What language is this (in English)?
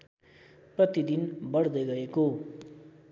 Nepali